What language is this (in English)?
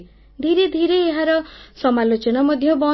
Odia